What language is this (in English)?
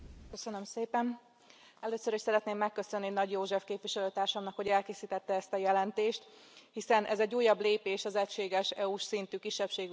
Hungarian